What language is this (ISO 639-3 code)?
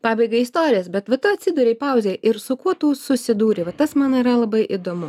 lit